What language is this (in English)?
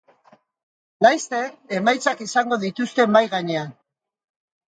Basque